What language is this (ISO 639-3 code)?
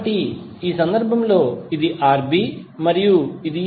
tel